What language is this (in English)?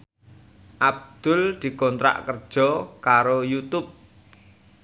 Javanese